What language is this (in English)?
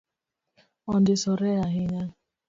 Luo (Kenya and Tanzania)